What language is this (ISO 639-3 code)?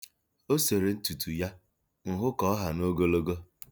ibo